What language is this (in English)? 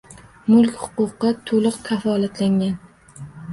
Uzbek